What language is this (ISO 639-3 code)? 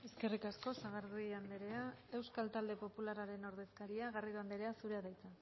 eus